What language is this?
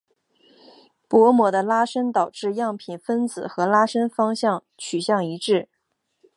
Chinese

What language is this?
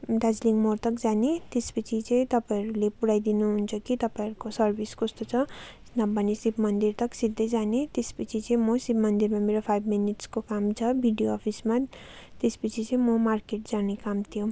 Nepali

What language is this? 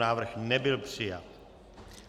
Czech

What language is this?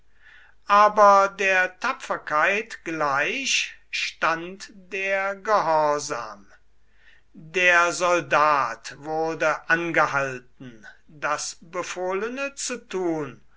German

